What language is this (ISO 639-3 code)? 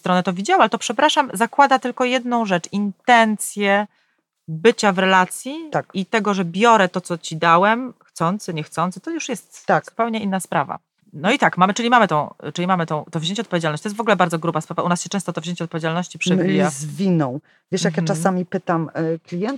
pol